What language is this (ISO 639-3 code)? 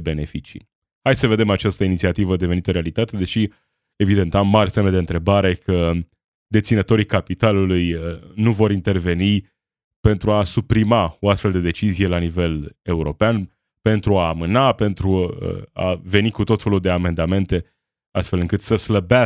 ron